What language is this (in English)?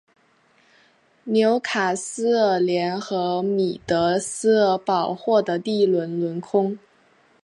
Chinese